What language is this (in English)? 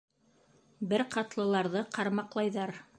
Bashkir